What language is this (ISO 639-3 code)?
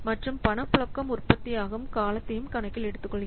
tam